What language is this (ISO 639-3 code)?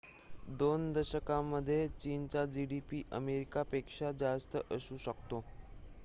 mar